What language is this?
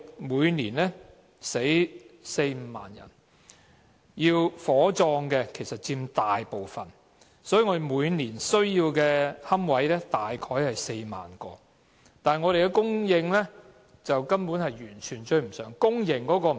Cantonese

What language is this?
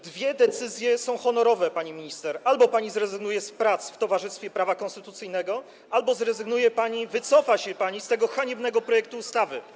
Polish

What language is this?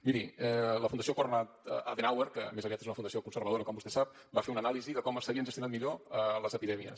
Catalan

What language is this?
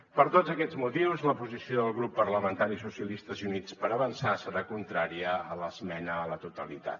Catalan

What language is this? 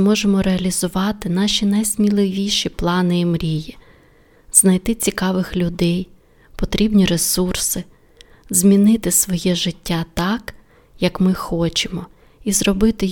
Ukrainian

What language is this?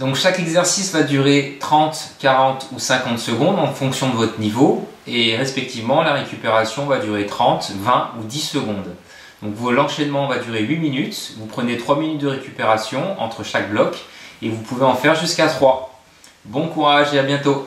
French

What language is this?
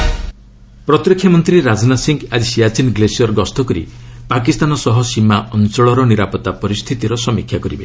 Odia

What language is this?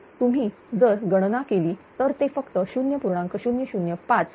Marathi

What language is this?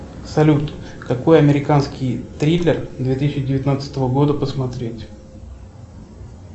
Russian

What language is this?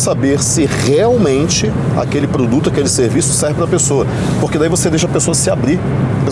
Portuguese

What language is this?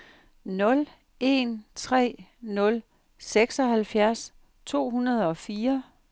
Danish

